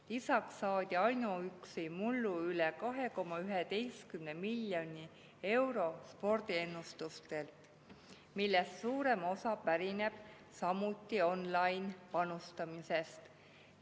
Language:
Estonian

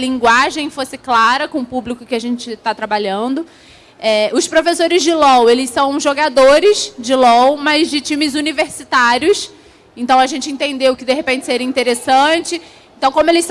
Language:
Portuguese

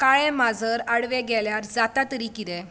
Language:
Konkani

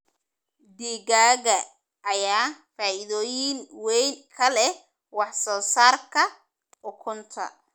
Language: Somali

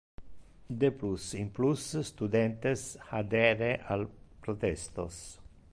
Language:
Interlingua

